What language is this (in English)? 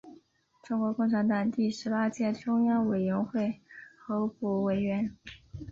Chinese